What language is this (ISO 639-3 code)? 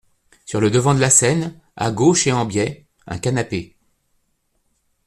fra